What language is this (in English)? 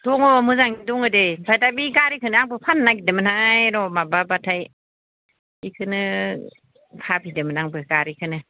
Bodo